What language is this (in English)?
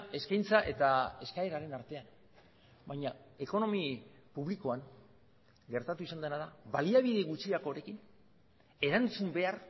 Basque